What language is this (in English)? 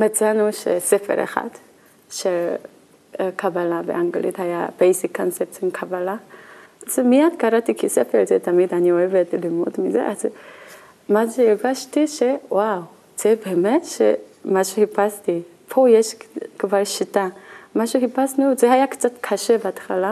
Hebrew